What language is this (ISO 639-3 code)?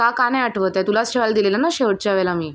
mar